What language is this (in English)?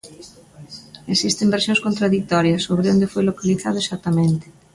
Galician